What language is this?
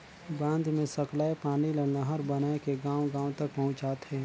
Chhattisgarhi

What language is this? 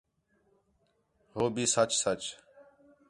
Khetrani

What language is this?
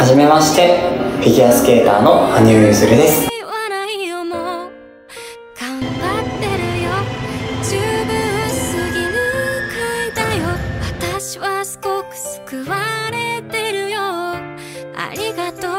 Japanese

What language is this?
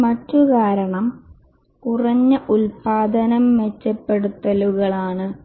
Malayalam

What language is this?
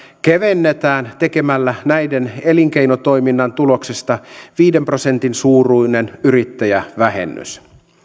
Finnish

